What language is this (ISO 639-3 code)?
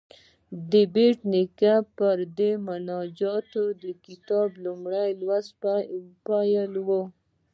pus